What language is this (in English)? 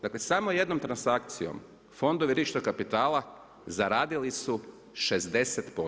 Croatian